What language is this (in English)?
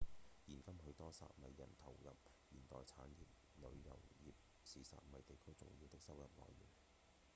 Cantonese